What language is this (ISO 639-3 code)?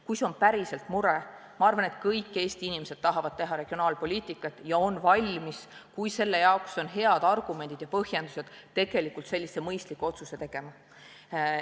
est